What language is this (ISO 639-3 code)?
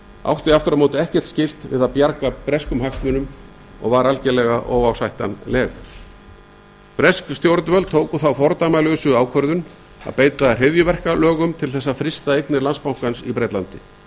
isl